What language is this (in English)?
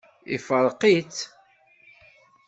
Kabyle